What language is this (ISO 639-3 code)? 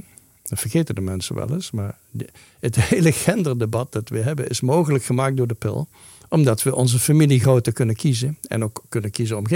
nld